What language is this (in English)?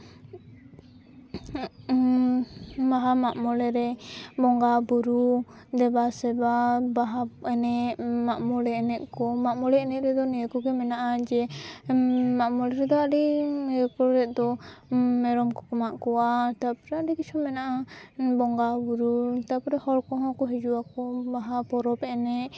Santali